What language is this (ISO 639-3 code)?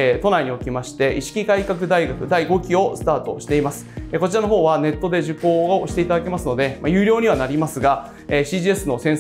jpn